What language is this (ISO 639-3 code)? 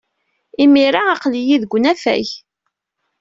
kab